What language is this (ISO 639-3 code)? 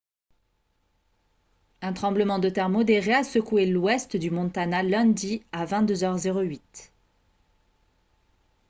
fra